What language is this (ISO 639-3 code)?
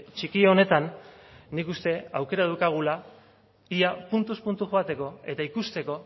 eus